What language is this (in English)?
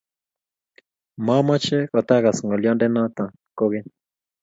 Kalenjin